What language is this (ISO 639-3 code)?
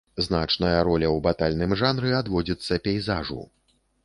bel